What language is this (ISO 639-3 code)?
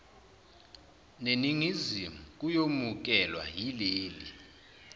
zul